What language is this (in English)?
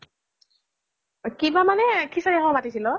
Assamese